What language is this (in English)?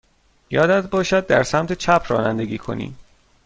Persian